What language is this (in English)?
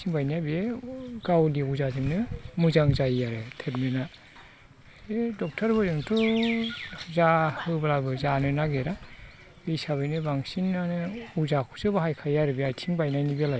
Bodo